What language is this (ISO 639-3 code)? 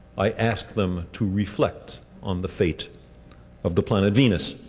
eng